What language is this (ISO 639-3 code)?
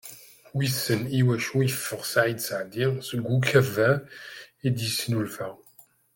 kab